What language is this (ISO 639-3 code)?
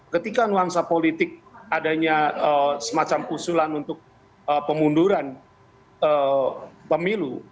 ind